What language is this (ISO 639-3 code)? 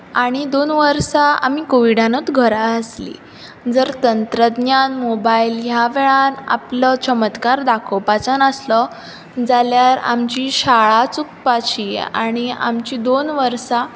kok